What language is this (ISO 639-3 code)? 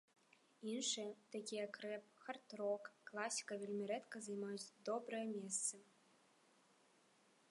bel